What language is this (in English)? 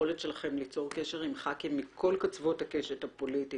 Hebrew